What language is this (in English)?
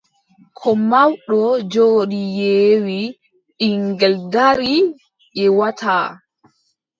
Adamawa Fulfulde